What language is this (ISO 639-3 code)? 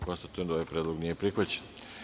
srp